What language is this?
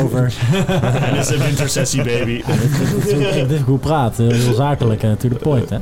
Dutch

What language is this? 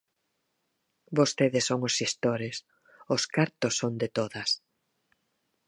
Galician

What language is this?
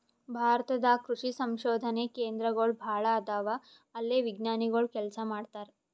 Kannada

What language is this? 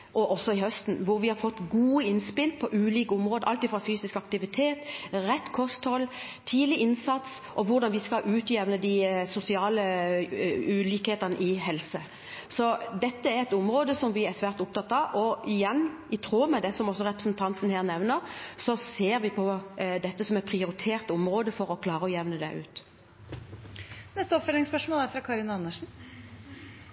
Norwegian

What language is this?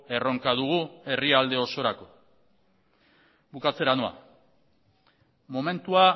Basque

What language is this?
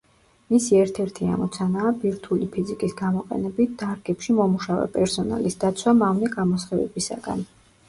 Georgian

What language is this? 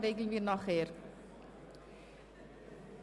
Swiss German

